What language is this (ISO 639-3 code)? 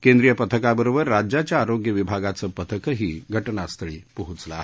mar